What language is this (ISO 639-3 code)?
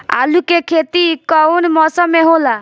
bho